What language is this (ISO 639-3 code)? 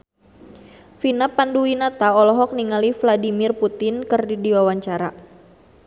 sun